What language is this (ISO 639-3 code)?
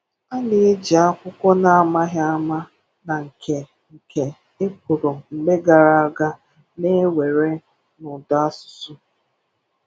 ibo